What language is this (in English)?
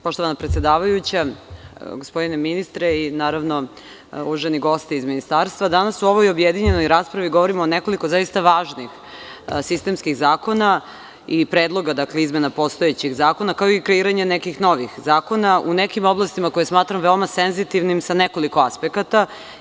Serbian